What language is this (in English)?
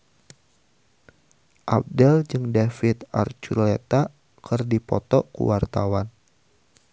Sundanese